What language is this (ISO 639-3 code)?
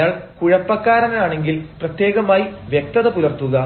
mal